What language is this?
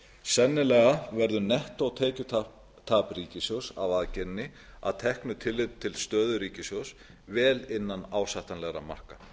Icelandic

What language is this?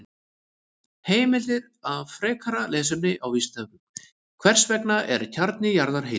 Icelandic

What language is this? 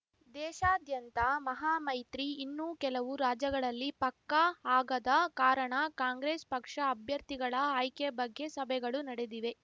Kannada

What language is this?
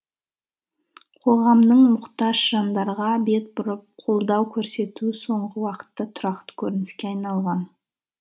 Kazakh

